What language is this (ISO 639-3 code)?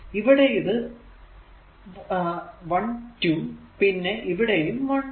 mal